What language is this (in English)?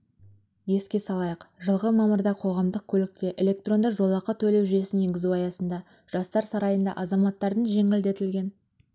Kazakh